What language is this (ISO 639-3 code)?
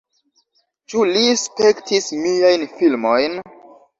epo